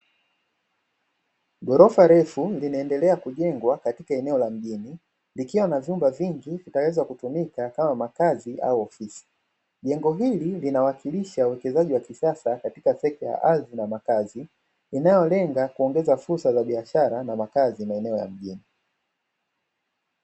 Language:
Swahili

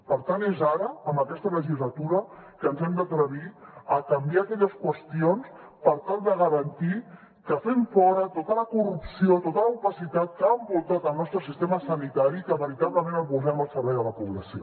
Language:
Catalan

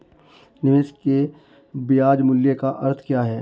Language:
Hindi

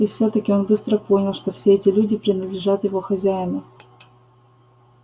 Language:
Russian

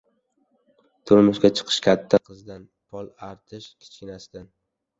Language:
Uzbek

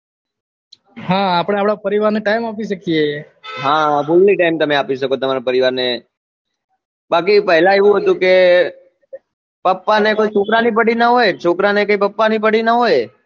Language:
Gujarati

